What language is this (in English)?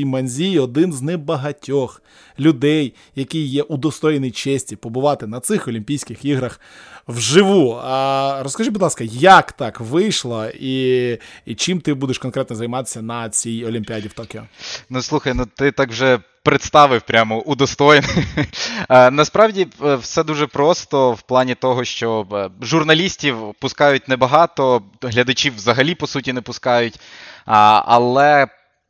Ukrainian